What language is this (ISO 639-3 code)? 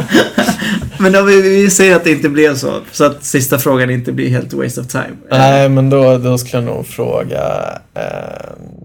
swe